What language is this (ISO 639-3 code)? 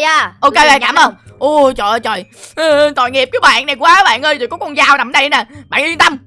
vie